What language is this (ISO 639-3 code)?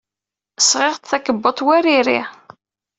kab